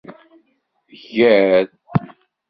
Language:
Kabyle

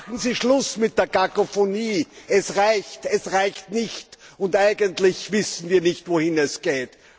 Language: German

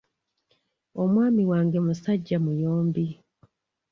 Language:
Ganda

